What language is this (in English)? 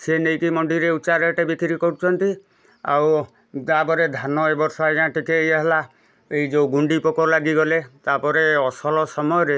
Odia